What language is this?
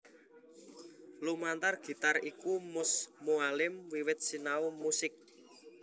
Javanese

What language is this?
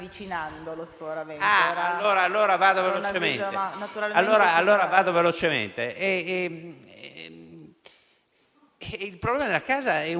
Italian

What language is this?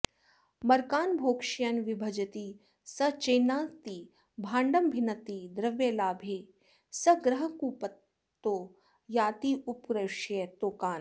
Sanskrit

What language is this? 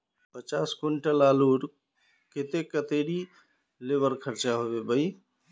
Magahi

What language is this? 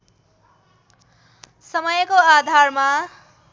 Nepali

